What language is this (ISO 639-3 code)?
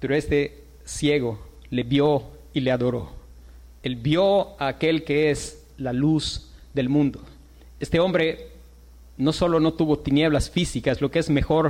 spa